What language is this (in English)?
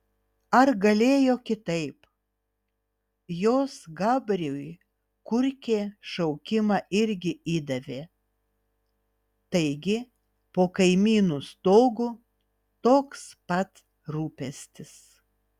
Lithuanian